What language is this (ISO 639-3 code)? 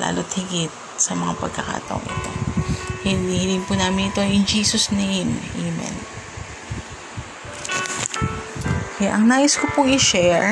fil